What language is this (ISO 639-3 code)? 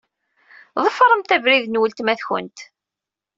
kab